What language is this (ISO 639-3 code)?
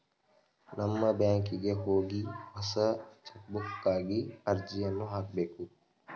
kan